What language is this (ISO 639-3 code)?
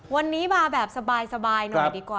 tha